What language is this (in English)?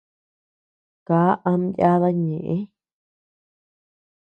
Tepeuxila Cuicatec